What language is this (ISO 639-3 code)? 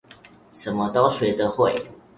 zho